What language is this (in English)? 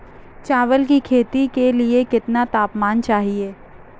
Hindi